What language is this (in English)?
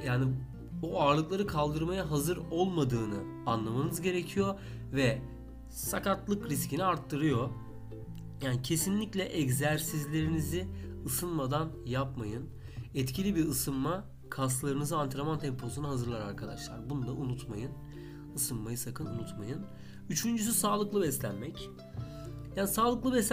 Turkish